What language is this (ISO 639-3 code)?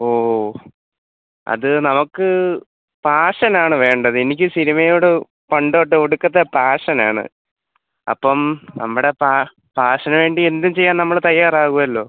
mal